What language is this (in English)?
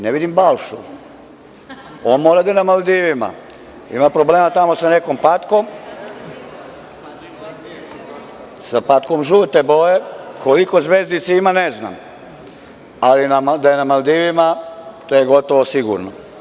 Serbian